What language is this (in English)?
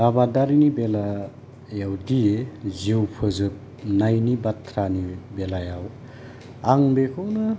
Bodo